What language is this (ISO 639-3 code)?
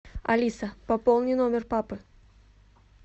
rus